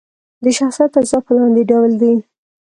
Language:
Pashto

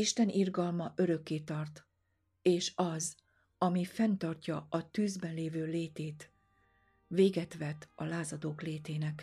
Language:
Hungarian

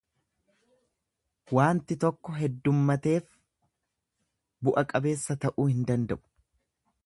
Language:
Oromo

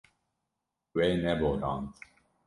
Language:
Kurdish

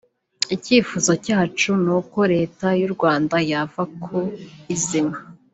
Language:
Kinyarwanda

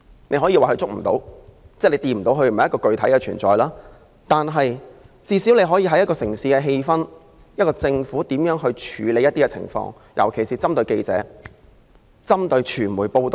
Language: Cantonese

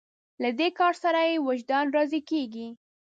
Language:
Pashto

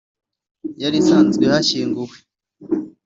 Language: Kinyarwanda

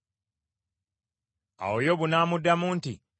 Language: Ganda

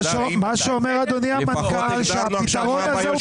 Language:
Hebrew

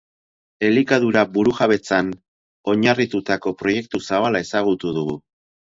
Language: Basque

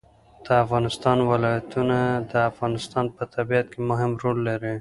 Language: Pashto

